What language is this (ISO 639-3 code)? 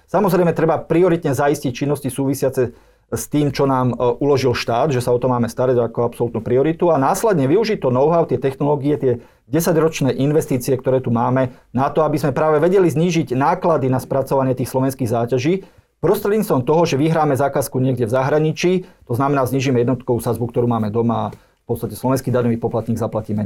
slk